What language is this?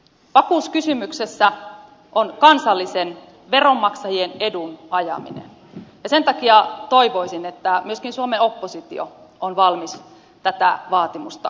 Finnish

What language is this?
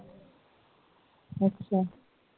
Punjabi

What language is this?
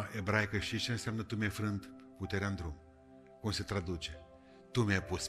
Romanian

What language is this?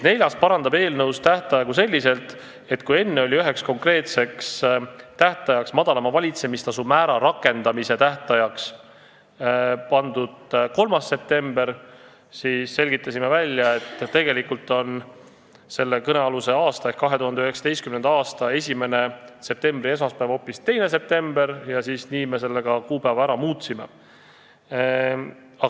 Estonian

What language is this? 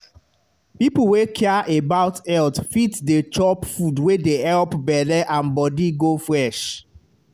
Nigerian Pidgin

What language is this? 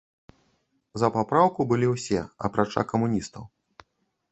Belarusian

